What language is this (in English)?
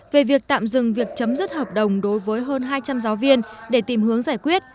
Vietnamese